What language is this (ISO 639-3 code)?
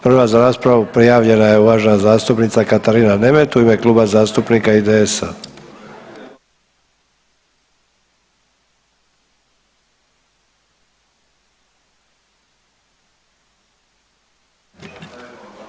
hrv